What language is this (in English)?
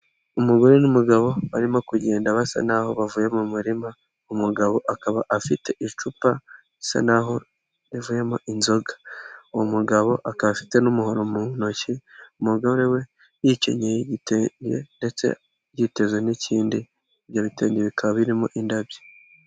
Kinyarwanda